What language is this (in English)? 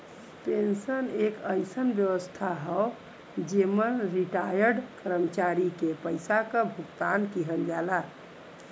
Bhojpuri